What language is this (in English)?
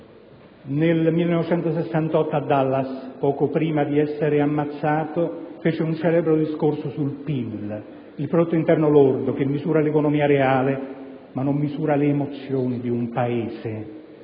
Italian